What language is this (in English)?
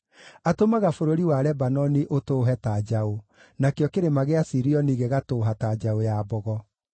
Kikuyu